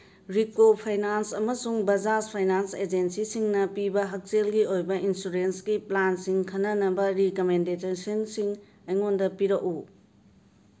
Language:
Manipuri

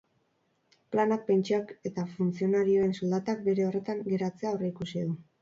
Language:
Basque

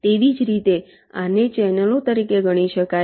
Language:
Gujarati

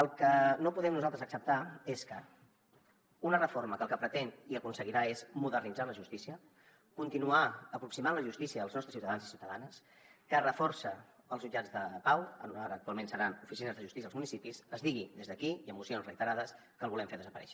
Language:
Catalan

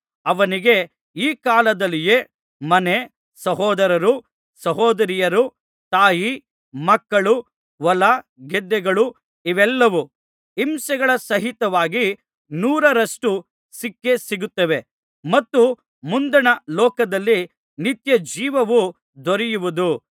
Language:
Kannada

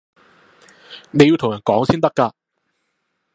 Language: Cantonese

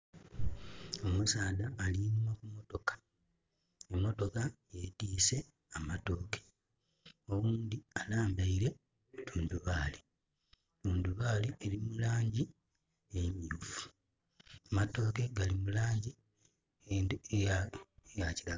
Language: Soga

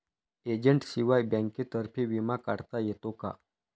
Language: Marathi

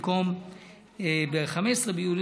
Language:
Hebrew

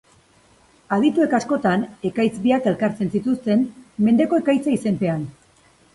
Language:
Basque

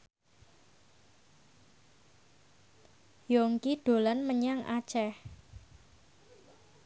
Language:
Javanese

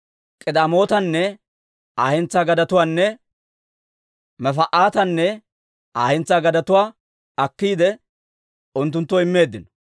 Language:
Dawro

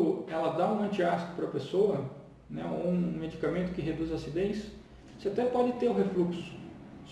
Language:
Portuguese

